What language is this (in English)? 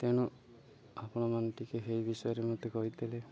Odia